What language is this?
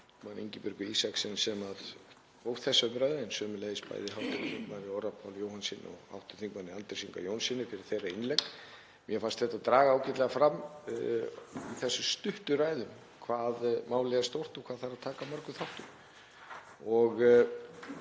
Icelandic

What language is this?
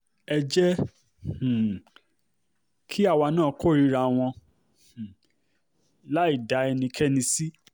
Yoruba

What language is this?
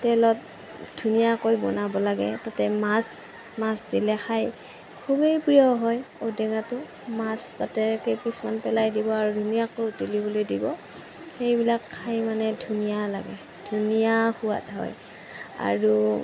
Assamese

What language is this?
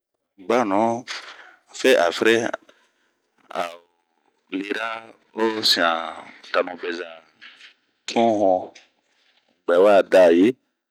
Bomu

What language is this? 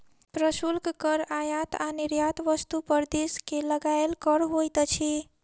Maithili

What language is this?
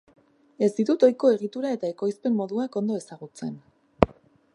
Basque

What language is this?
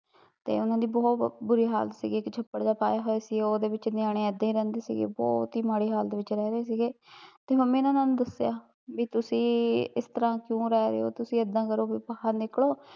Punjabi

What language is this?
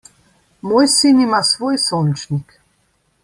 Slovenian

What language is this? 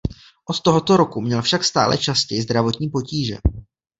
Czech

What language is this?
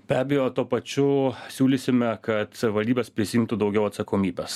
Lithuanian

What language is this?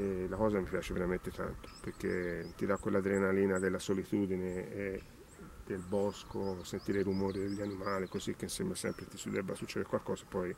Italian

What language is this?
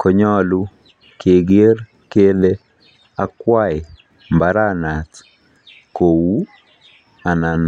Kalenjin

